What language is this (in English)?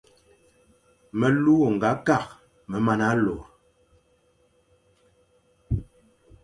Fang